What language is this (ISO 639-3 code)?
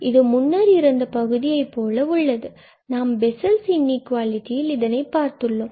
tam